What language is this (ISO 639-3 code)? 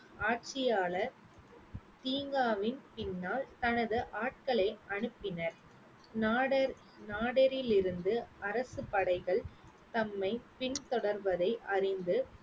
tam